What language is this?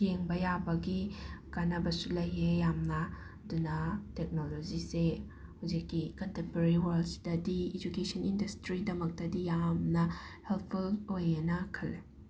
Manipuri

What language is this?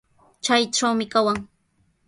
Sihuas Ancash Quechua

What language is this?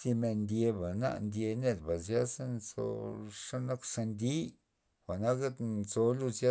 Loxicha Zapotec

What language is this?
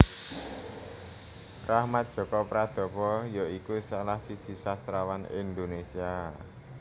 Javanese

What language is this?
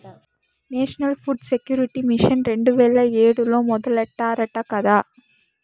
Telugu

